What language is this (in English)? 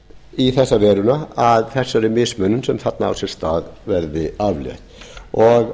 Icelandic